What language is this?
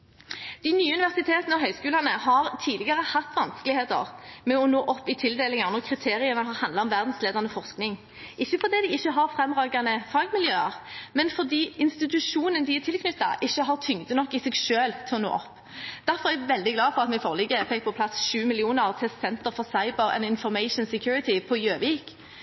Norwegian Bokmål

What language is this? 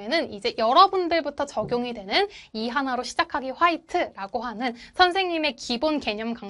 Korean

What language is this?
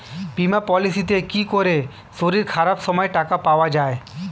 Bangla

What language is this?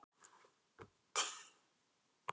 Icelandic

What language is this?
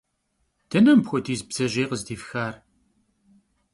Kabardian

